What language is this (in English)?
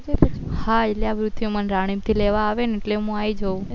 Gujarati